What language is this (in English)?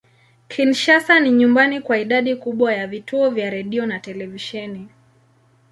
Swahili